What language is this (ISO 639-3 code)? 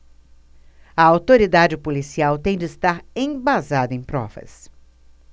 por